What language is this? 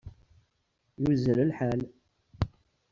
Kabyle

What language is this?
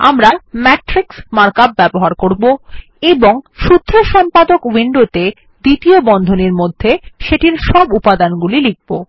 Bangla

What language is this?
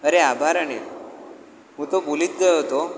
Gujarati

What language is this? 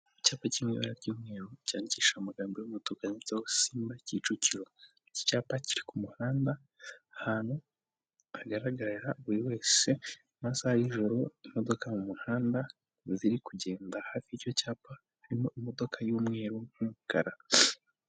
Kinyarwanda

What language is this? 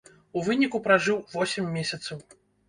Belarusian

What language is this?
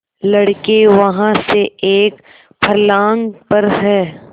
Hindi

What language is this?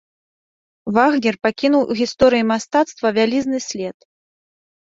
Belarusian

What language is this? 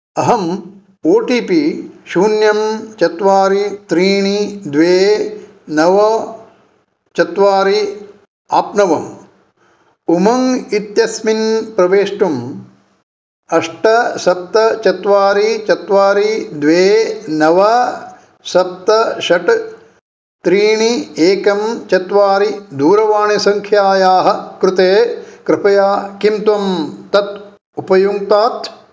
Sanskrit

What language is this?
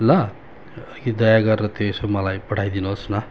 Nepali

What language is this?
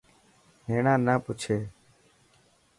Dhatki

